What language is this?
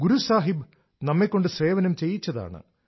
Malayalam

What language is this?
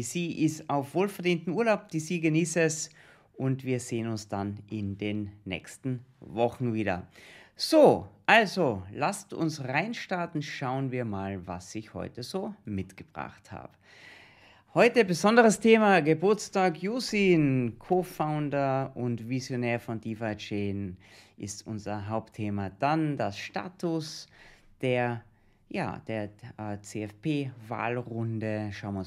German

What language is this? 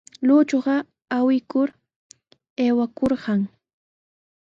Sihuas Ancash Quechua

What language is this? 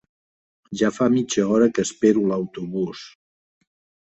Catalan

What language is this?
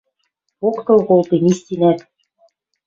Western Mari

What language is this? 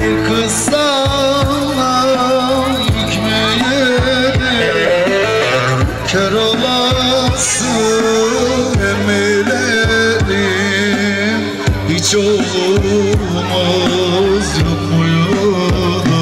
Turkish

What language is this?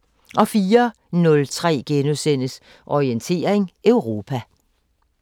Danish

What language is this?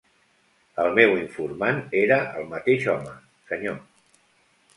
Catalan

